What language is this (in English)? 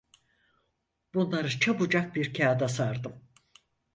Turkish